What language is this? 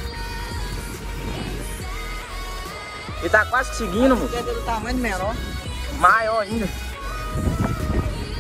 Portuguese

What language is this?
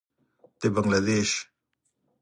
Pashto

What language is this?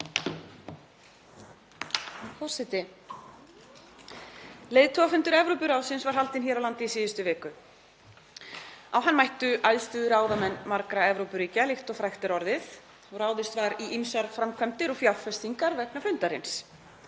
Icelandic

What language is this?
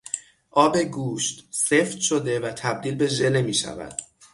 Persian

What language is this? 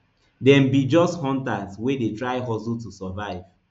Nigerian Pidgin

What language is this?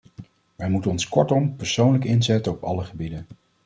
Dutch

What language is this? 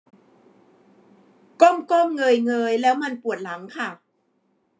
Thai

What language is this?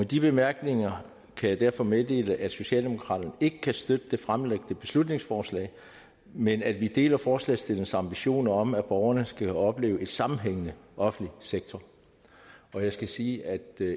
Danish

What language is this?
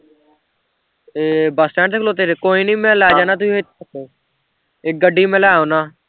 Punjabi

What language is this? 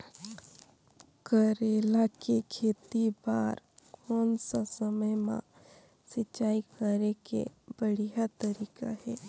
Chhattisgarhi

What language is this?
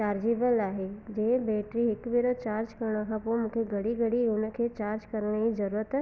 Sindhi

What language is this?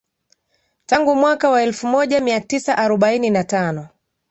Swahili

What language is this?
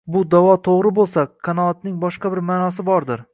Uzbek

